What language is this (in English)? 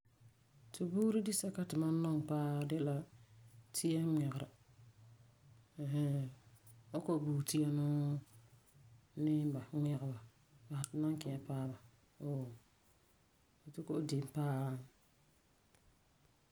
Frafra